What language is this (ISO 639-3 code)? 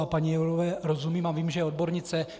ces